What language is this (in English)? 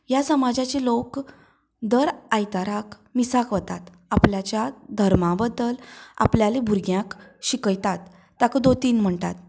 Konkani